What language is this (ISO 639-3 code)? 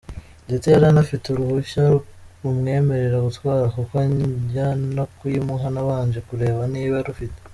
kin